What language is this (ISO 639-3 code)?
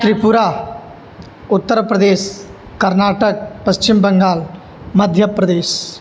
san